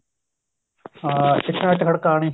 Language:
Punjabi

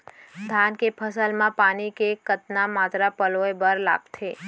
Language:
Chhattisgarhi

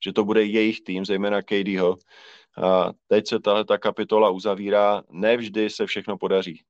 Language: Czech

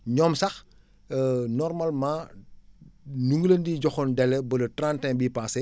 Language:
Wolof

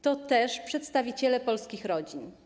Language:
Polish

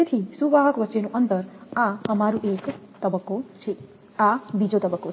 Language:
Gujarati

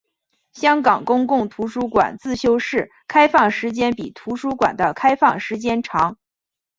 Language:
Chinese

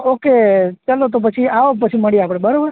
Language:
Gujarati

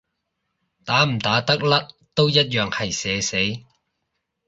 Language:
Cantonese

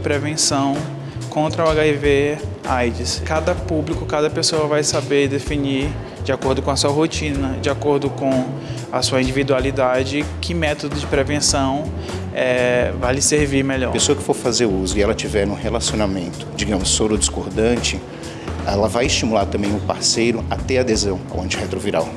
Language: Portuguese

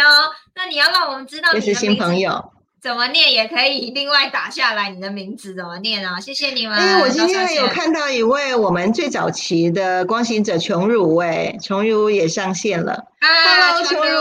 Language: Chinese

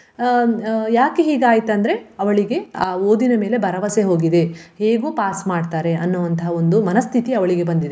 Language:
Kannada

